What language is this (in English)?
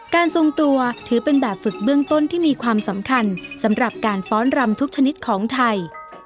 Thai